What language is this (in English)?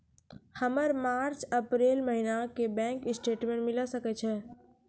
Maithili